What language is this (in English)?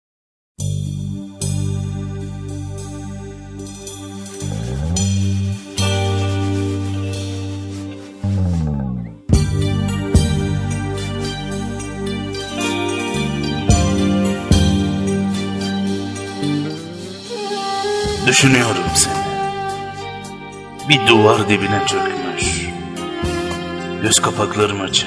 Turkish